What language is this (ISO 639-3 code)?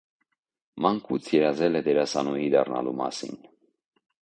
hye